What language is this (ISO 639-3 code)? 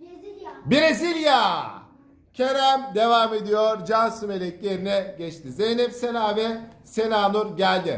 tur